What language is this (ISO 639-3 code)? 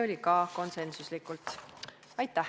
est